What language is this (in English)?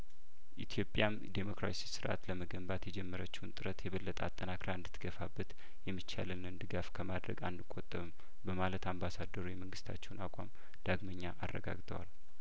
Amharic